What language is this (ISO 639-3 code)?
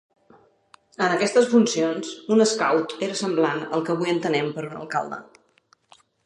cat